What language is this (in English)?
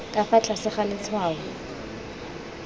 Tswana